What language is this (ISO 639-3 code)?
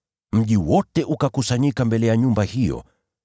swa